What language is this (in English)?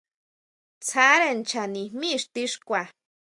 Huautla Mazatec